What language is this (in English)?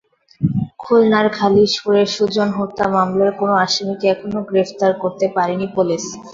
Bangla